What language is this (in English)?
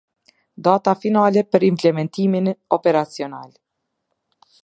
Albanian